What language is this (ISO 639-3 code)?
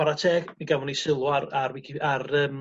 cym